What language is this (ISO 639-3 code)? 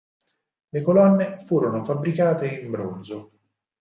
ita